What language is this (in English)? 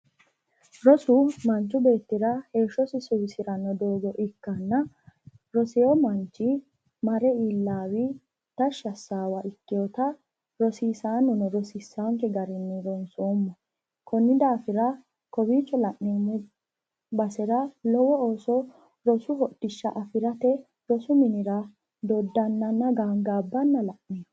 Sidamo